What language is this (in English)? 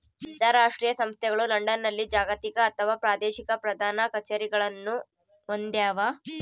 Kannada